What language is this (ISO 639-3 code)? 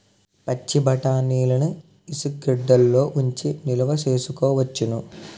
tel